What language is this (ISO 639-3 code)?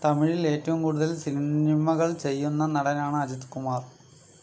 mal